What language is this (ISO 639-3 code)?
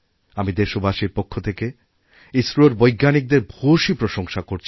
ben